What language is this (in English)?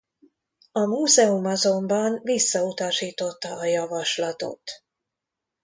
Hungarian